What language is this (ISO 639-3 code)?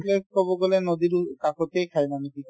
asm